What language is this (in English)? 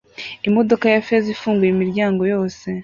Kinyarwanda